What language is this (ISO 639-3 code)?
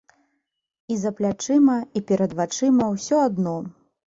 bel